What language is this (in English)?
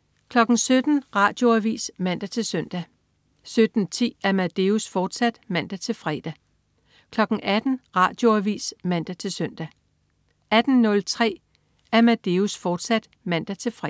Danish